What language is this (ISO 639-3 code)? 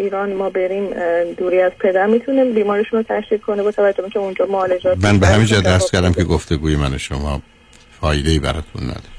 fas